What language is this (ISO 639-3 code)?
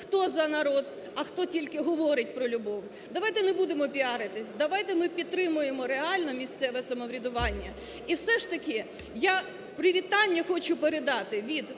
ukr